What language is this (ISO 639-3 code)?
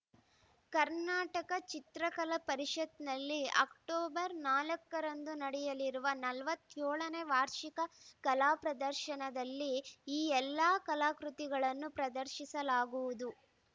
kan